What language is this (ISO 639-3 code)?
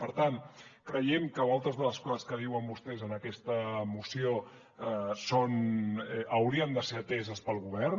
cat